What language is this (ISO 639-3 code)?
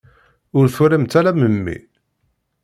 kab